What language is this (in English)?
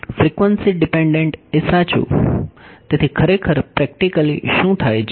Gujarati